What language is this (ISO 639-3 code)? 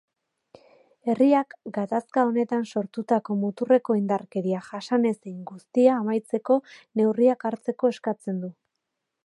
eus